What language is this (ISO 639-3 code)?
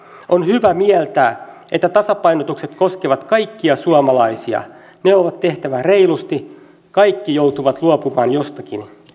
fin